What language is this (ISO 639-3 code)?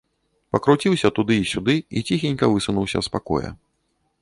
bel